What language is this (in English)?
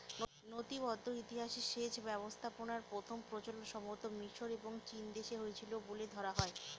Bangla